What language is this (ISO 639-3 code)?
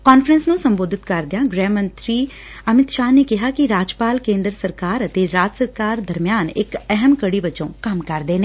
pan